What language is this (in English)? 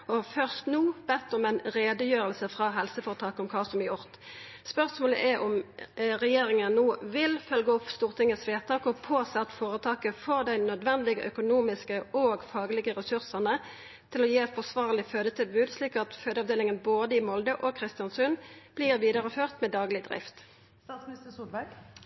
Norwegian Nynorsk